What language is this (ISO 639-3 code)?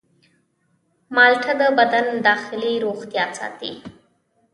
pus